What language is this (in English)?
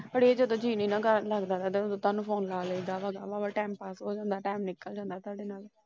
Punjabi